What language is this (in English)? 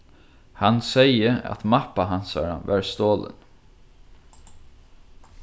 Faroese